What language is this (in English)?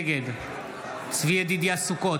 Hebrew